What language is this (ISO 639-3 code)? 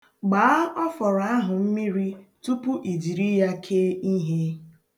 ibo